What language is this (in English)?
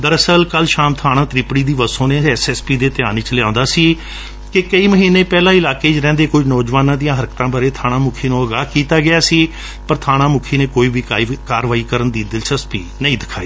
Punjabi